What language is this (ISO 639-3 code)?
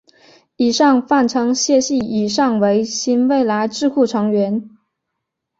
zho